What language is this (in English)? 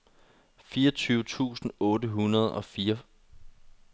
Danish